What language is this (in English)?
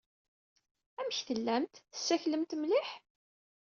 Kabyle